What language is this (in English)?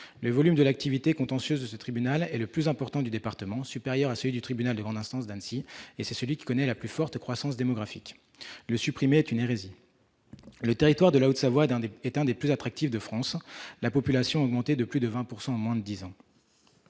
French